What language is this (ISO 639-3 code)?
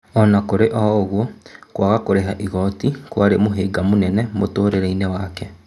kik